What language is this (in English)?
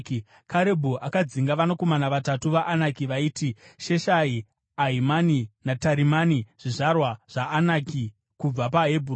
Shona